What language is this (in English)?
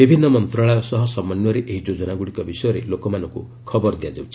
Odia